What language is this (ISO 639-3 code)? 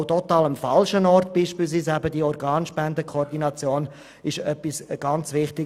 gsw